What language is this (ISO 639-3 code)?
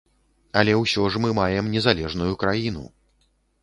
bel